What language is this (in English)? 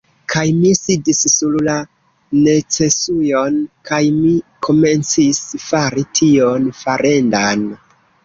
Esperanto